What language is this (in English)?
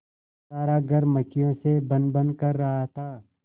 Hindi